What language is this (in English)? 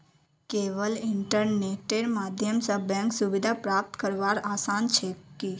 Magahi